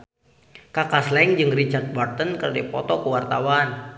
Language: Sundanese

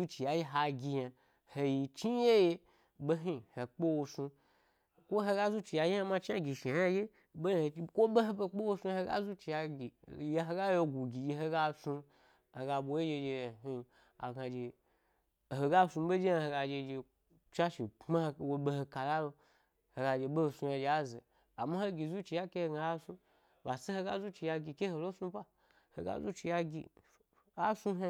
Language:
Gbari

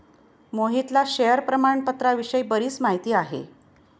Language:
Marathi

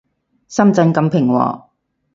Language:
Cantonese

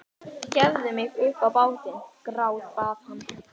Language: Icelandic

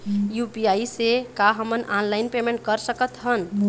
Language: Chhattisgarhi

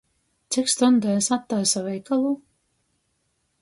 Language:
Latgalian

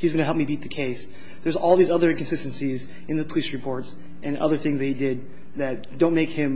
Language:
English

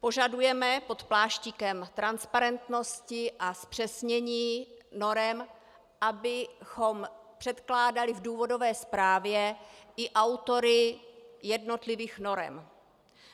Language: Czech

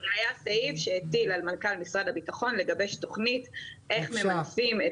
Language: Hebrew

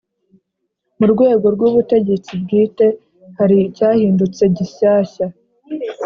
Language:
Kinyarwanda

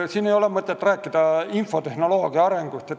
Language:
Estonian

